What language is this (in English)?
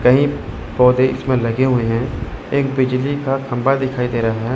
Hindi